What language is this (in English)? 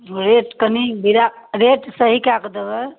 Maithili